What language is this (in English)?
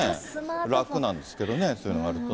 Japanese